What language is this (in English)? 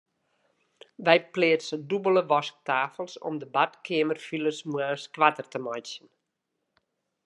Western Frisian